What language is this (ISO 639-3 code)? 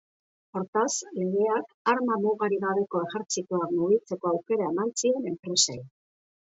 eus